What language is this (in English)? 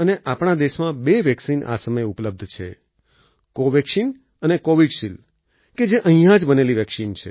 Gujarati